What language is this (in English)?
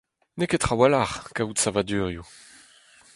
Breton